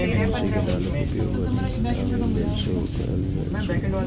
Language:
Maithili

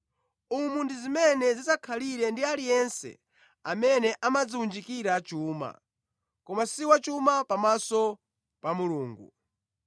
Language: Nyanja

